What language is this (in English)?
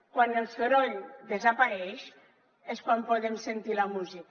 Catalan